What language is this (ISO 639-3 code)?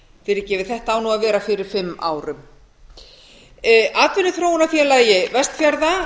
isl